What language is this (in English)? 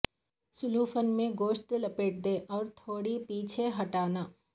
Urdu